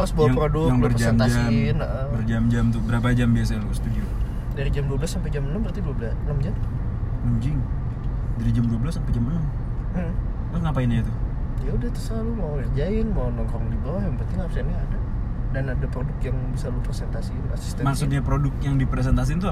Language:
Indonesian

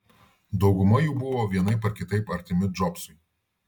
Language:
Lithuanian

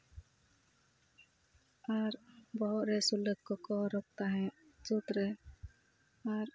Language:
Santali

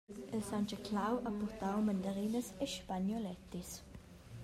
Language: Romansh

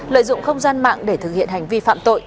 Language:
Vietnamese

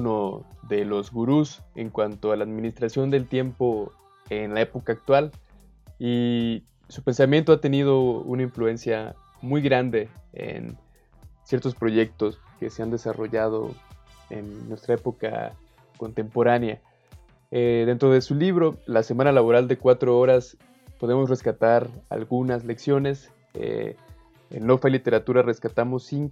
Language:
Spanish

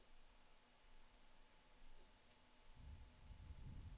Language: Swedish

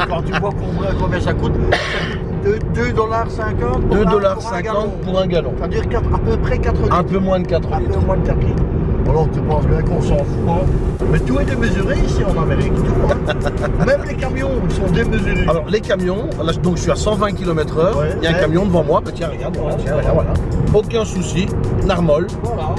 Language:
French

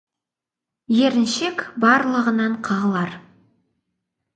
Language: Kazakh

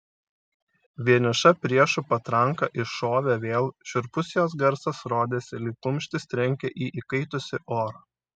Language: Lithuanian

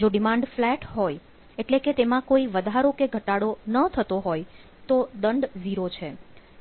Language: Gujarati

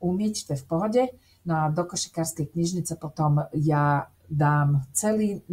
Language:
Slovak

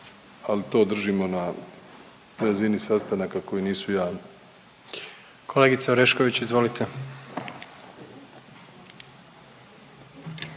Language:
Croatian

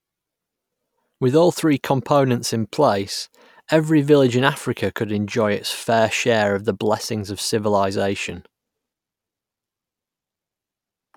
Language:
English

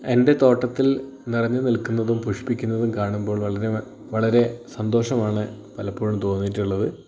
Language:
Malayalam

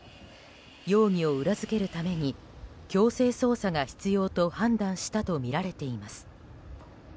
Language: Japanese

